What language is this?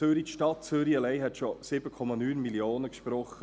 Swiss German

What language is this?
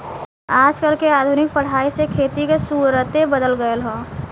Bhojpuri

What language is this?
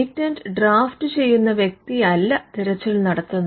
Malayalam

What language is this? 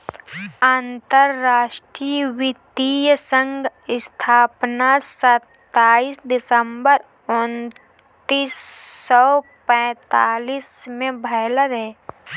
Bhojpuri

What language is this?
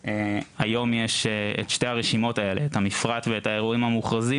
Hebrew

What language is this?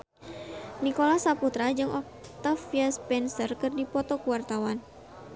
Sundanese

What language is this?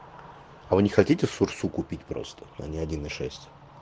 Russian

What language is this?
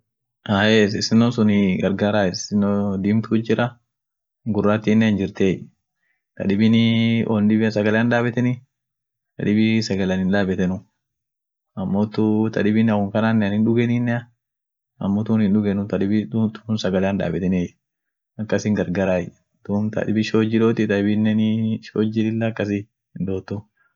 Orma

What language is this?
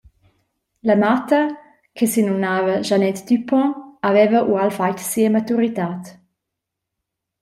Romansh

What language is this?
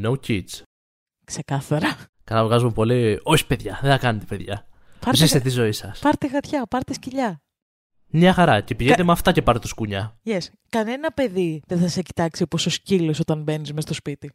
Greek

